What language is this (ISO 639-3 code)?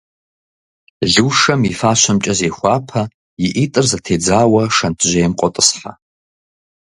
kbd